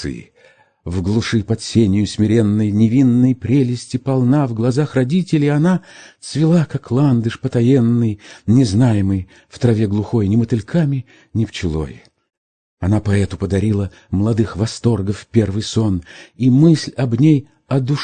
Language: Russian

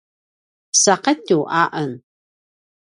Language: Paiwan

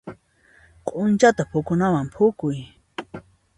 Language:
Puno Quechua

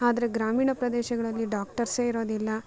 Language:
Kannada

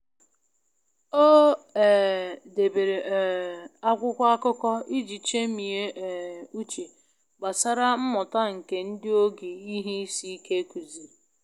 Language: Igbo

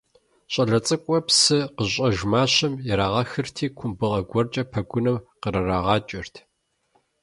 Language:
Kabardian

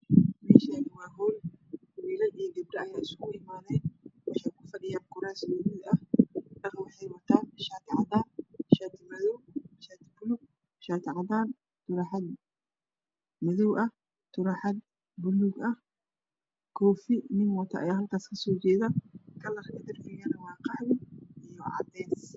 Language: Somali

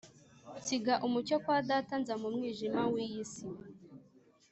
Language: Kinyarwanda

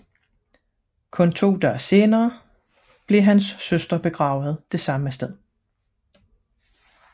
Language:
Danish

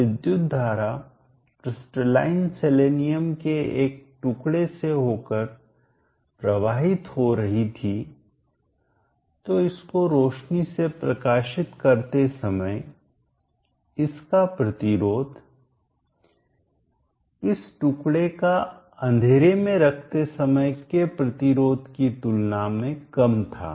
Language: Hindi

